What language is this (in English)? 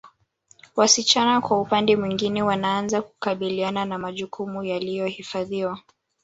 Swahili